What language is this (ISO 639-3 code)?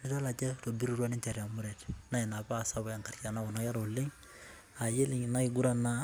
mas